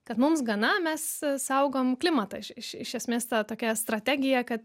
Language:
Lithuanian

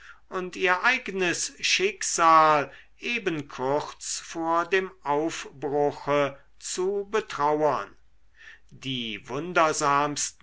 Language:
German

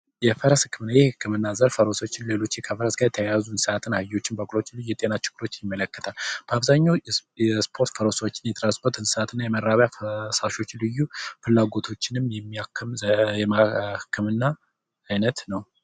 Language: Amharic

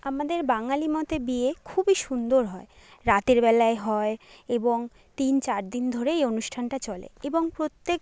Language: Bangla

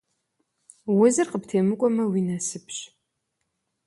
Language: Kabardian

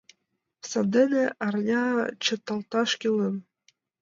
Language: Mari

